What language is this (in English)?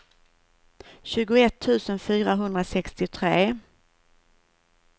Swedish